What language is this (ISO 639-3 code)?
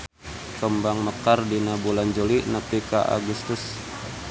sun